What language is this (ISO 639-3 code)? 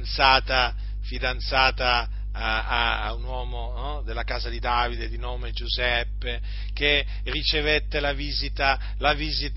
ita